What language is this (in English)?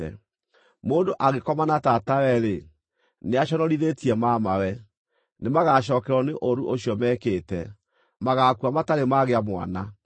Kikuyu